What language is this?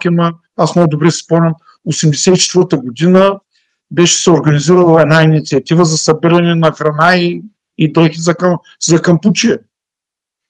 Bulgarian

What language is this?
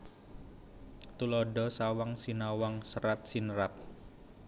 Javanese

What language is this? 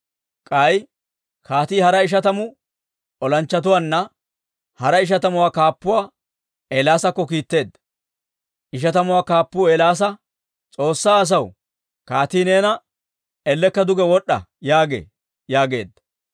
Dawro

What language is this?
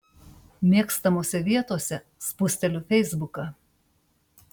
Lithuanian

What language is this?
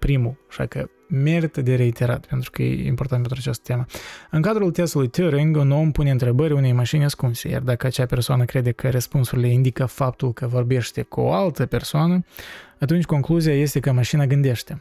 Romanian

